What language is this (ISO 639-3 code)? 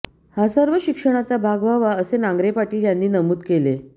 mar